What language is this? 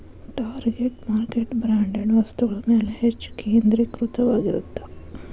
Kannada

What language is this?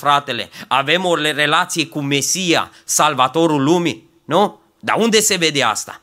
Romanian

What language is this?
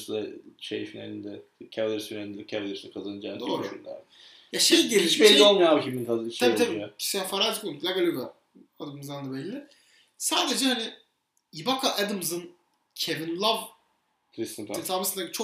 Turkish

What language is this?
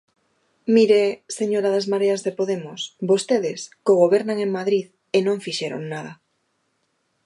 Galician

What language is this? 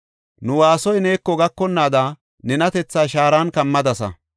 Gofa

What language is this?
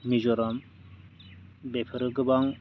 Bodo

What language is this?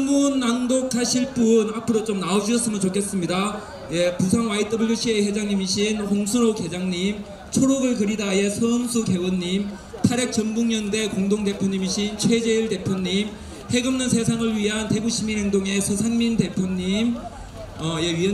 Korean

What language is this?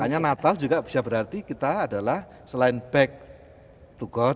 Indonesian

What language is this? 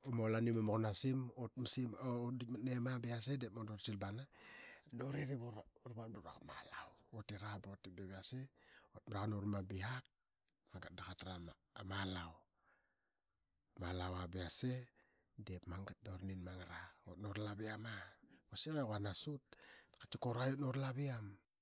Qaqet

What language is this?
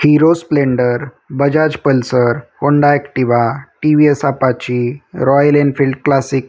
Marathi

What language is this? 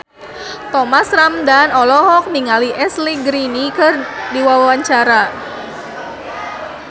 Sundanese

